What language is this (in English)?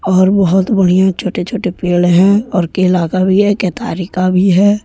Hindi